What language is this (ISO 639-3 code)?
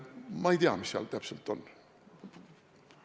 est